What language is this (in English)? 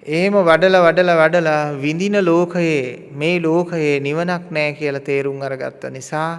Sinhala